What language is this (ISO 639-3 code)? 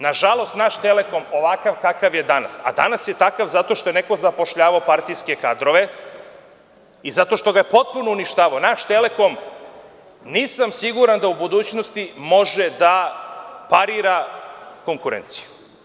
srp